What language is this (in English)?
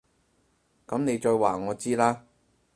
Cantonese